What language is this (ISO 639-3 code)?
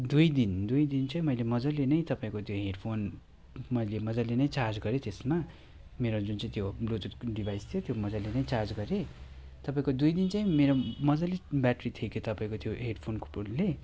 nep